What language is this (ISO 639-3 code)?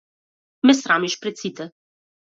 mkd